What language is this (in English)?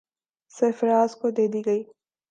Urdu